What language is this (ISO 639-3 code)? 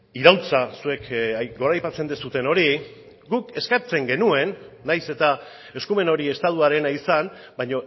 eus